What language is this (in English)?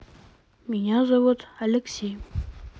Russian